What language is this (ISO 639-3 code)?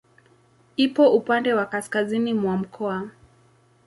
swa